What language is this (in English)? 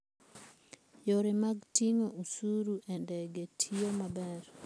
Luo (Kenya and Tanzania)